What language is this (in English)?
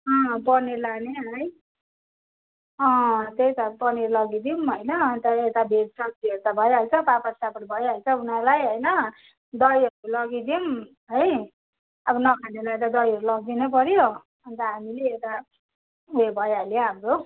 Nepali